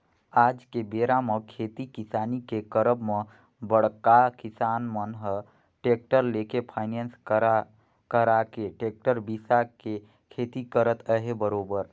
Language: Chhattisgarhi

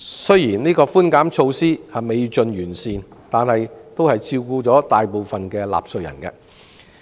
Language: Cantonese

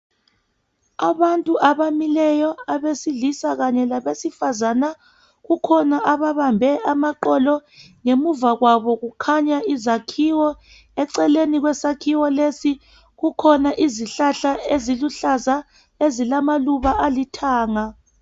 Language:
North Ndebele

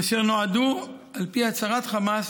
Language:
Hebrew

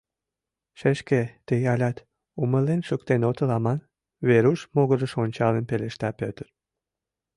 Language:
Mari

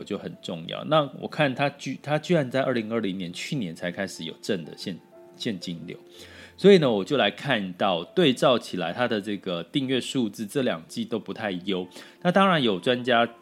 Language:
Chinese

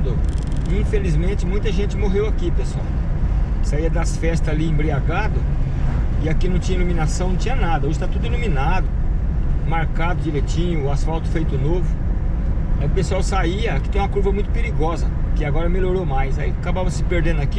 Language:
Portuguese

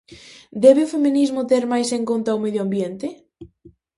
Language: Galician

